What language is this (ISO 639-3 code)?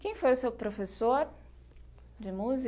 por